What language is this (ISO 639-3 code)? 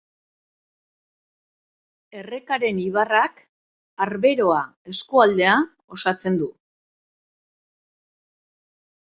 eus